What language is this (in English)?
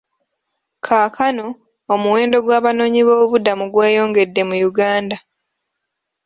Ganda